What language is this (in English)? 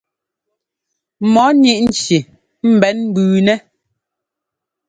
Ngomba